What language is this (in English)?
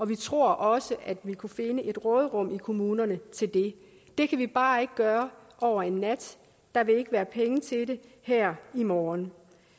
Danish